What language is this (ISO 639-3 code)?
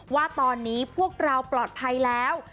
tha